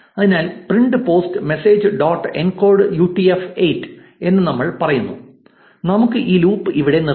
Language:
Malayalam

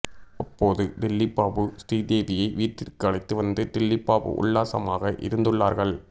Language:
Tamil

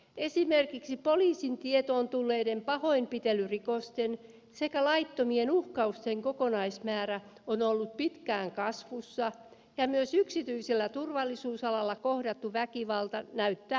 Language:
Finnish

